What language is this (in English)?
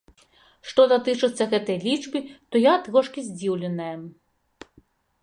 Belarusian